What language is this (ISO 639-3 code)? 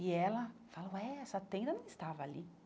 por